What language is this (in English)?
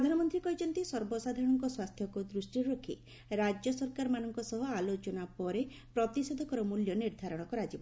Odia